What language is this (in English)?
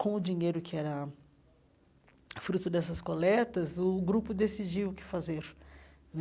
Portuguese